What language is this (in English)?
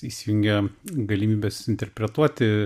Lithuanian